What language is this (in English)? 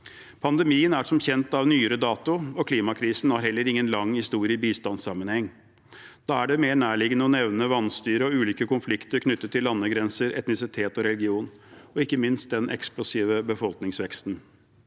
Norwegian